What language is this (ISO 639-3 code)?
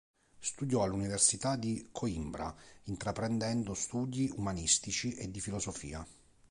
ita